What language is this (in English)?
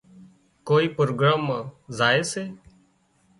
Wadiyara Koli